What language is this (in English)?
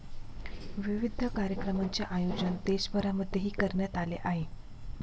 Marathi